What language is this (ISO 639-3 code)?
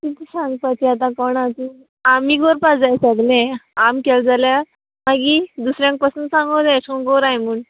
kok